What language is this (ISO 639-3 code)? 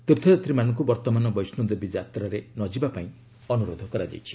ori